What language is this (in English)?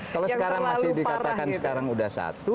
Indonesian